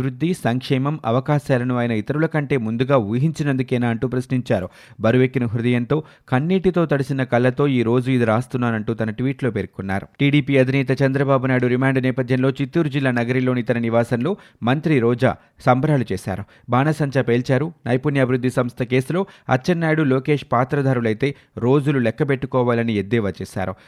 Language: Telugu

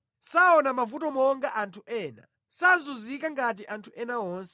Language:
Nyanja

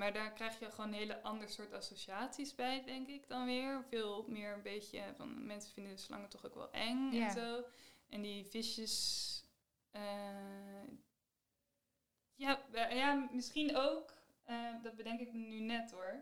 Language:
Dutch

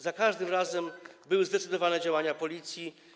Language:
Polish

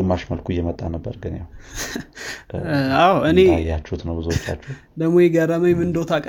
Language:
Amharic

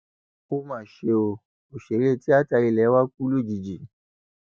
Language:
Yoruba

